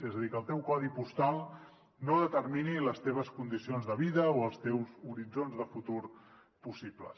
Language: Catalan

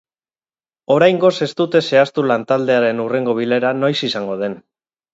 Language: Basque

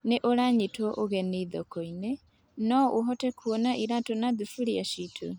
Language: Kikuyu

